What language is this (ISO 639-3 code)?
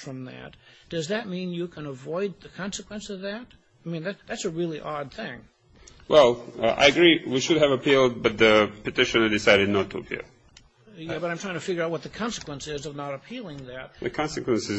eng